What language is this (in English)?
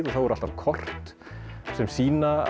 Icelandic